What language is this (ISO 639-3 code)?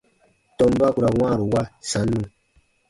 bba